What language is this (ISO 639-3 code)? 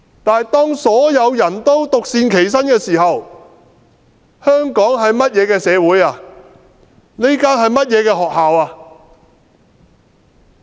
yue